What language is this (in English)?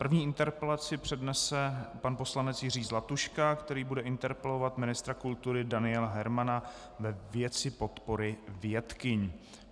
Czech